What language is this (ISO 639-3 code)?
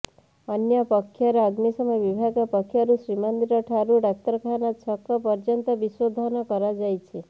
ori